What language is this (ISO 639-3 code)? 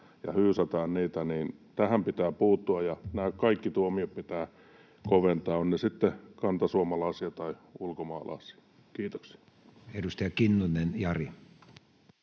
fin